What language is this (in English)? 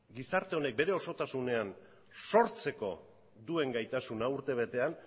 Basque